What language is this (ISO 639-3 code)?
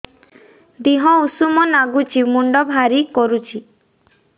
ori